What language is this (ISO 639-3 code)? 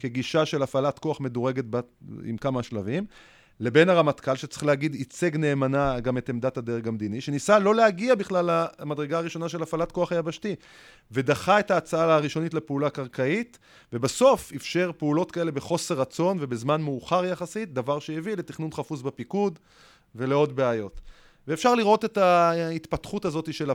heb